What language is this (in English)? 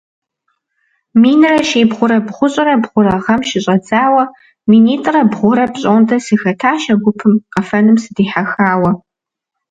Kabardian